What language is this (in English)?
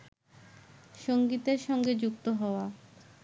Bangla